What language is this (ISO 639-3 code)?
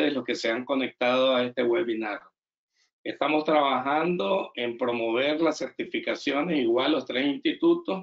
spa